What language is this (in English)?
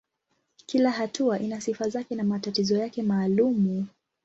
Swahili